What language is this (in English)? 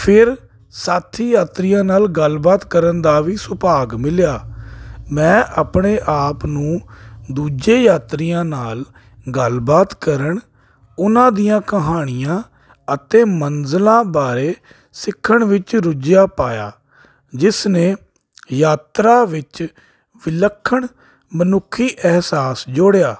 Punjabi